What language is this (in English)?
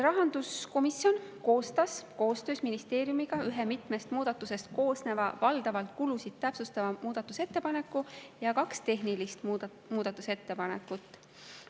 Estonian